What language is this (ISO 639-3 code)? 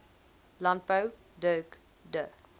afr